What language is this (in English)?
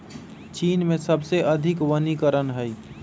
Magahi